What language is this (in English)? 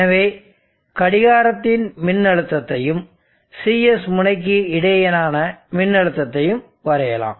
Tamil